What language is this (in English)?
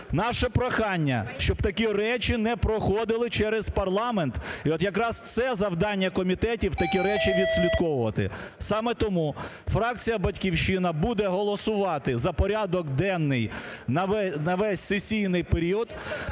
Ukrainian